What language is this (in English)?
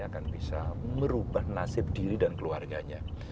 Indonesian